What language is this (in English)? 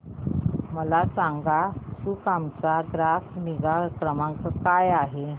Marathi